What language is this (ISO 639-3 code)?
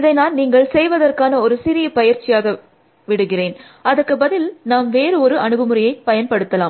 tam